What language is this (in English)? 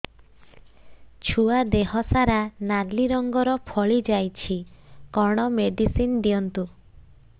Odia